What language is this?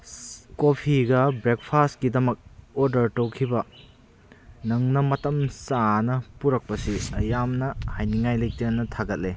Manipuri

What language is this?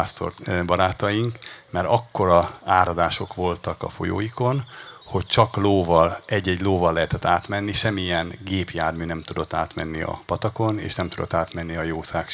Hungarian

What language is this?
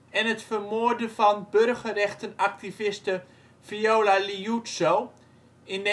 Dutch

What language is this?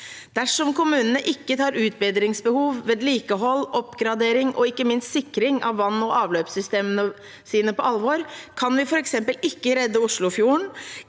Norwegian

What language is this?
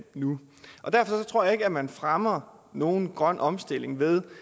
Danish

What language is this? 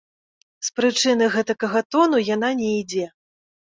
Belarusian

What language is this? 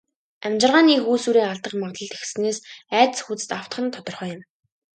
Mongolian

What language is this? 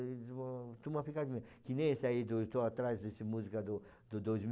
Portuguese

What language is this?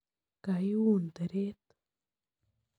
Kalenjin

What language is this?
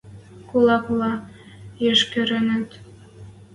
Western Mari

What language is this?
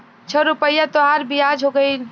Bhojpuri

